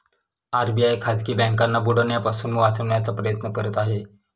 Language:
Marathi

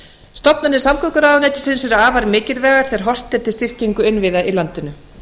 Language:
Icelandic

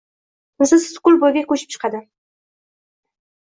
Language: Uzbek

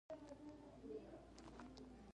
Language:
Pashto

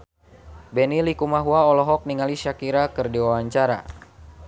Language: Sundanese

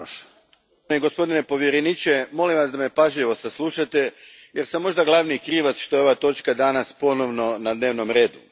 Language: Croatian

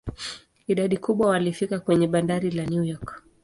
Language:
Swahili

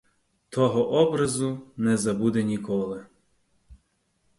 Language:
Ukrainian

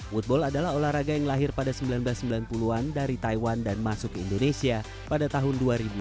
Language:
Indonesian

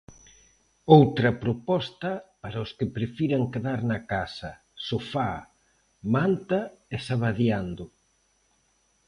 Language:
Galician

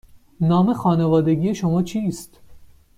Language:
Persian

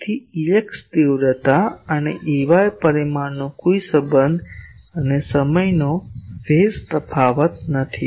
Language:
Gujarati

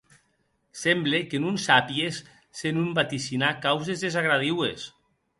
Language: Occitan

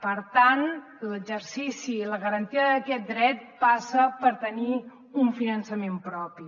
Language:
Catalan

